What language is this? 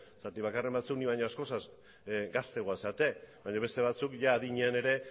Basque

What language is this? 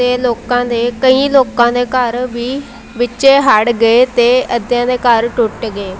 Punjabi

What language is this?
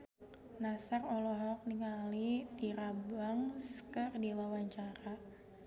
Sundanese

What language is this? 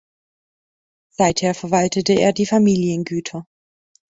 German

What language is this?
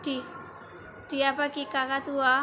Bangla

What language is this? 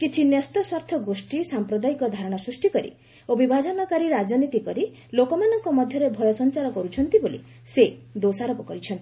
Odia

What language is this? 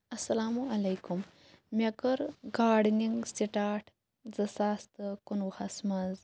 Kashmiri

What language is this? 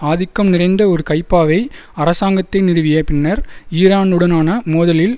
Tamil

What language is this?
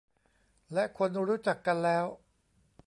Thai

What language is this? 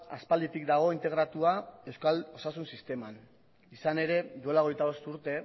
Basque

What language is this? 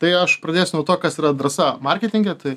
Lithuanian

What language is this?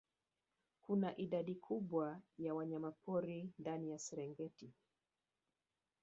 Swahili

